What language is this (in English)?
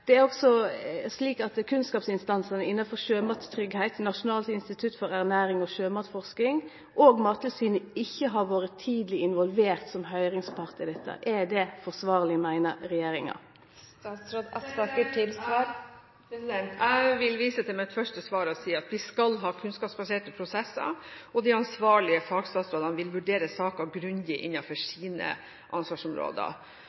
Norwegian